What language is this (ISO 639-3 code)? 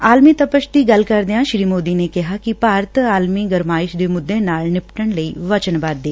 pan